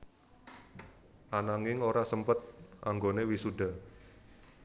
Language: Javanese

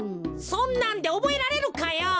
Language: Japanese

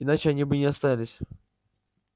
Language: Russian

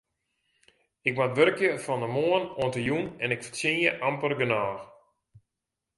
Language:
Western Frisian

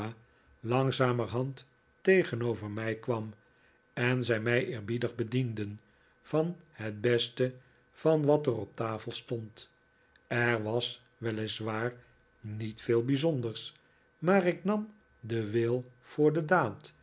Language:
Dutch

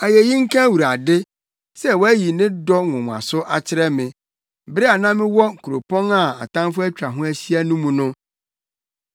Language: Akan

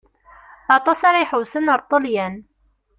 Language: Kabyle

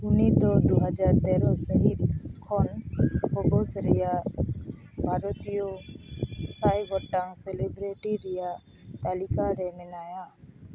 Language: Santali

